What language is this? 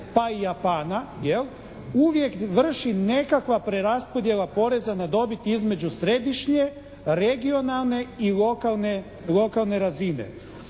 Croatian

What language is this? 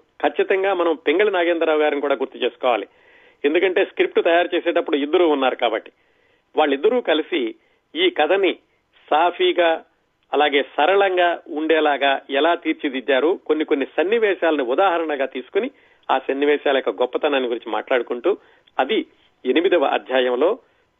Telugu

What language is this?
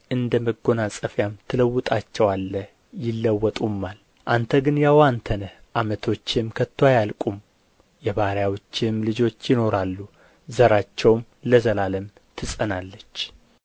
Amharic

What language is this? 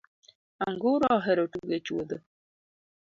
Luo (Kenya and Tanzania)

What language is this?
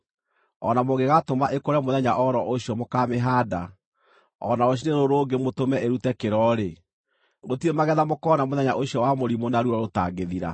Kikuyu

